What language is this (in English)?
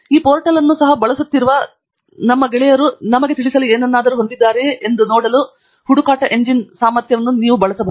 Kannada